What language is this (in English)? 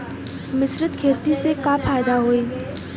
Bhojpuri